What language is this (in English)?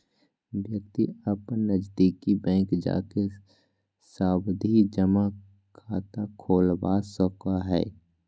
Magahi